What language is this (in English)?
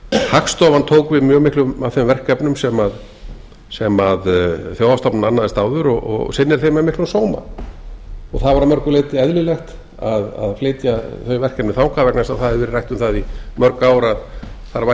Icelandic